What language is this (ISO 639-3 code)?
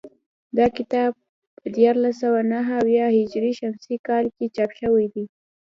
pus